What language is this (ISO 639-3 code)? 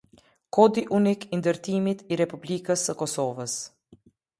sqi